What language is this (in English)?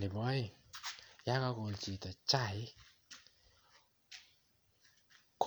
Kalenjin